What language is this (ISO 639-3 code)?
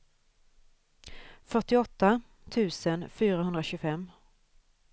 swe